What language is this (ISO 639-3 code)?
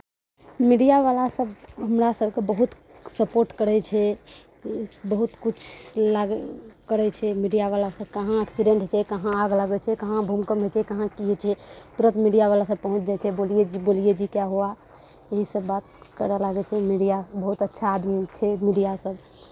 mai